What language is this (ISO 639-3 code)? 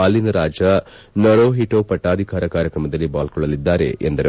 kan